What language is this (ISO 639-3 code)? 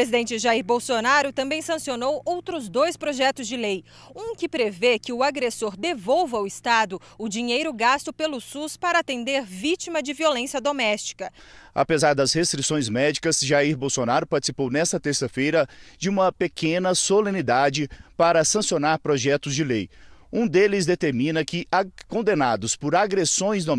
por